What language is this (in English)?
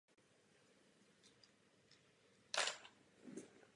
Czech